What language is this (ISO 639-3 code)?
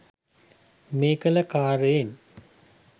sin